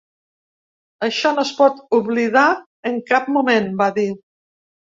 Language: Catalan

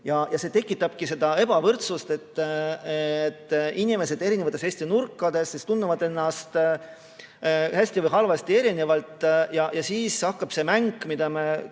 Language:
Estonian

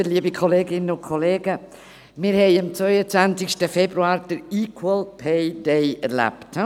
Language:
Swiss German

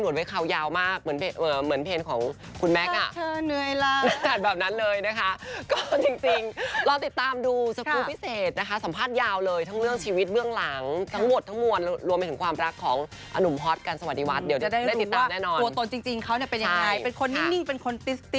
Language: Thai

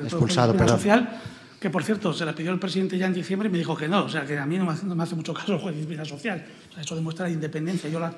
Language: Spanish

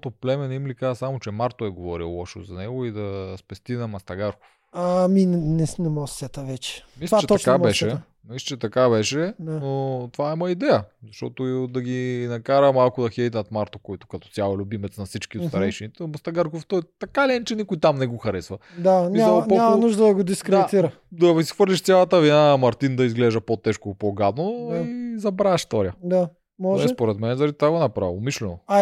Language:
Bulgarian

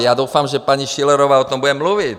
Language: Czech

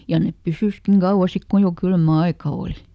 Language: Finnish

